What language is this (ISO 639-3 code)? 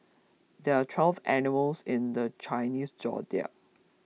eng